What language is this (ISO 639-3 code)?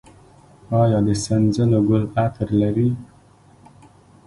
pus